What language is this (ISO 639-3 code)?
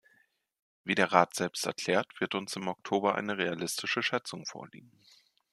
deu